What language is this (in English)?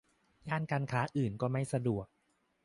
Thai